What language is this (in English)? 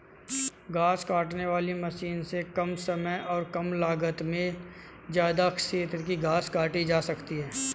Hindi